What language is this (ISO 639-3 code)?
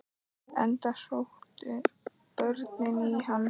isl